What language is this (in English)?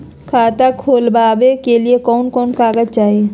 Magahi